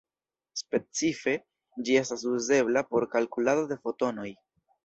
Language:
Esperanto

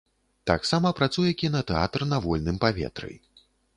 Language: Belarusian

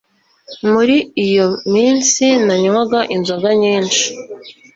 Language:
Kinyarwanda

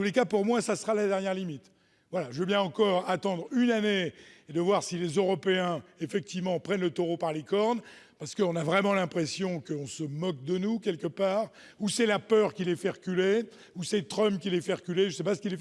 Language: French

